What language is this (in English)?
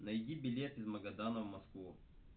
Russian